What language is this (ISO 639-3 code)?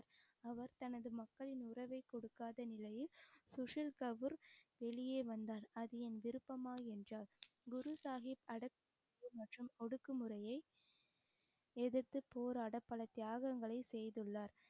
tam